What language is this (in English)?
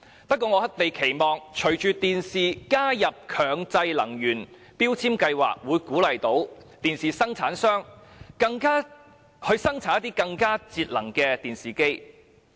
Cantonese